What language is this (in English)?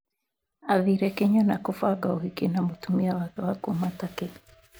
Kikuyu